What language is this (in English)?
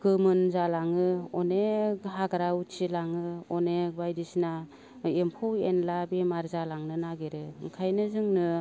Bodo